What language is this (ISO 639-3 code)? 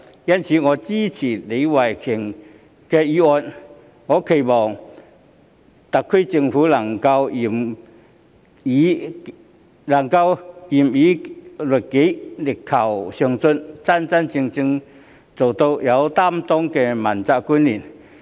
yue